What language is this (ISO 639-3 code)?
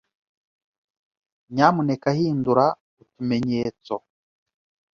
kin